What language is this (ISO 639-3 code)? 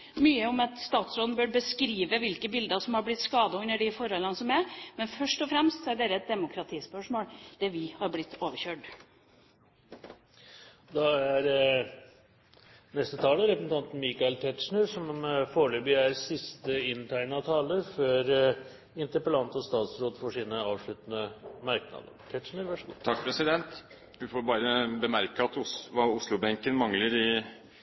nob